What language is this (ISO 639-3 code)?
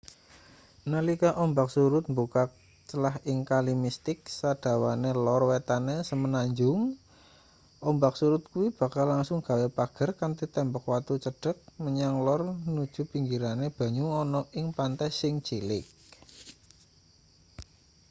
jav